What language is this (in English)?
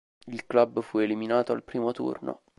Italian